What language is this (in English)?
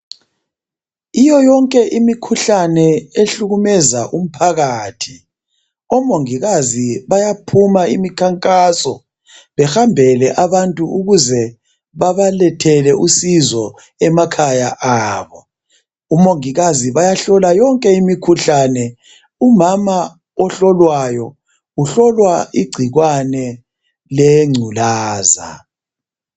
North Ndebele